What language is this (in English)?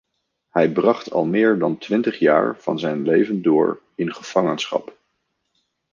Dutch